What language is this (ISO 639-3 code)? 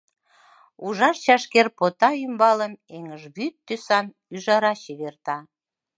chm